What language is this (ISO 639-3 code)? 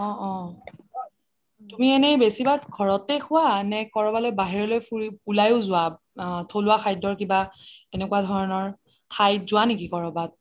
asm